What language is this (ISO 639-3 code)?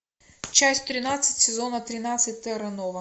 rus